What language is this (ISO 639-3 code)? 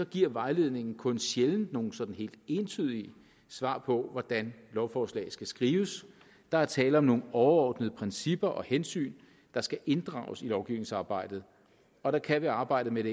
dan